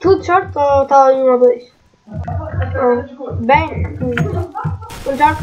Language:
Portuguese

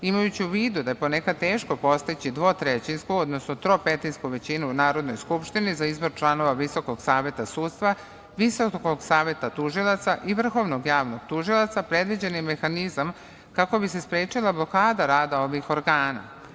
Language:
Serbian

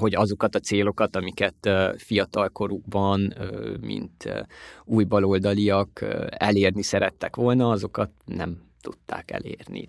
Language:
Hungarian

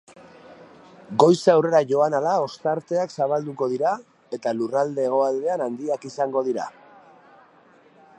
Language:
Basque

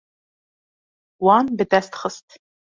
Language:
Kurdish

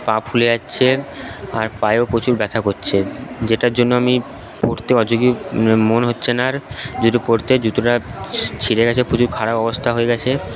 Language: Bangla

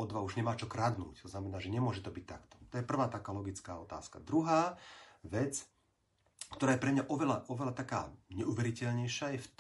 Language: Slovak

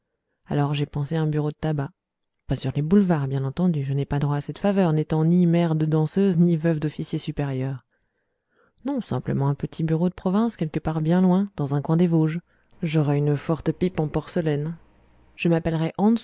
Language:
French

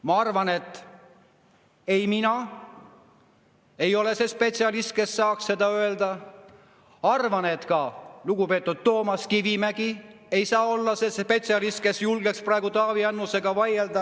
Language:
Estonian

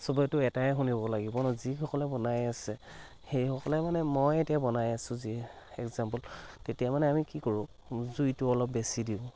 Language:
Assamese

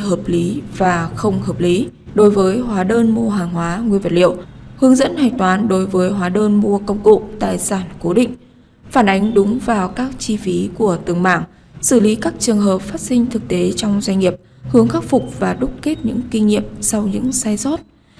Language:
Vietnamese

